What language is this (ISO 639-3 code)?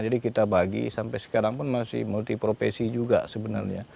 ind